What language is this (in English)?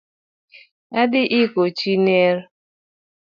Luo (Kenya and Tanzania)